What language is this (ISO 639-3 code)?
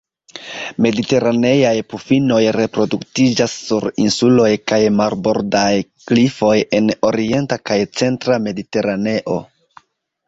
epo